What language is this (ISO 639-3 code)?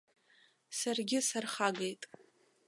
abk